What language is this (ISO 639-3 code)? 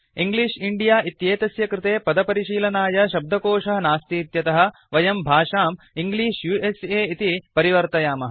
san